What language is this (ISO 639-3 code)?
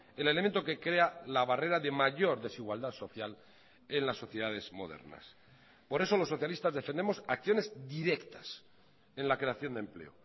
spa